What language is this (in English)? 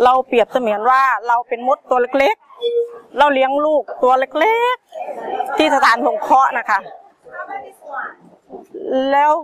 Thai